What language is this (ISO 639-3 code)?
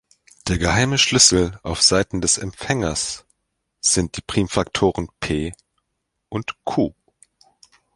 deu